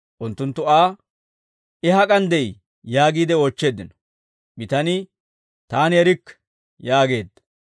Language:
Dawro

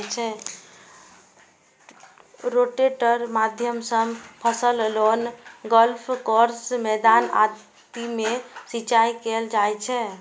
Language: Maithili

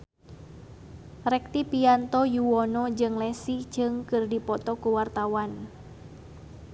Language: Sundanese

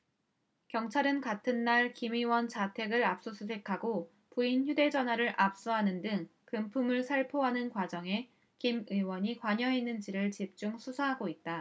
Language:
Korean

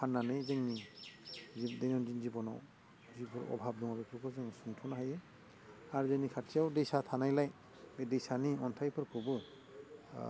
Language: Bodo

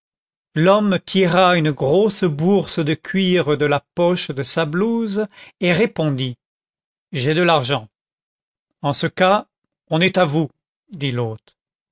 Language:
French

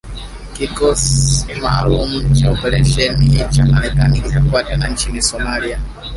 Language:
Swahili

